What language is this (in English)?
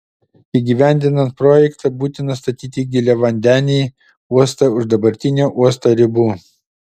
Lithuanian